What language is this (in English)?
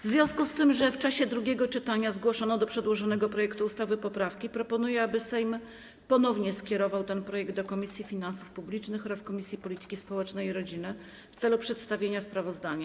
Polish